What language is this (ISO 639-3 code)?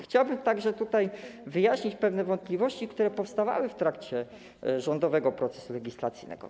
pol